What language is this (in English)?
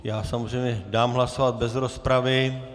Czech